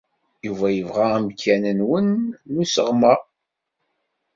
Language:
Kabyle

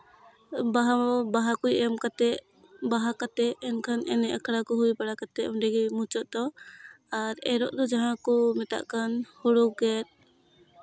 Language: Santali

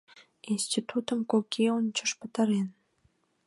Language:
Mari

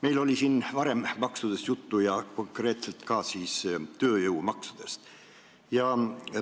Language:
Estonian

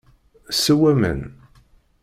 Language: Kabyle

